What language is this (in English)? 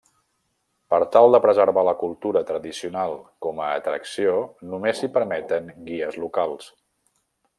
Catalan